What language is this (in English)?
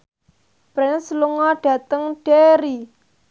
Javanese